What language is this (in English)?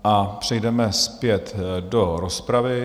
Czech